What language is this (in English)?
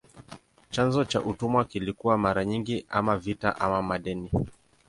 Swahili